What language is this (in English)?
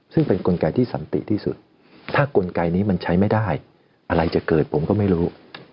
Thai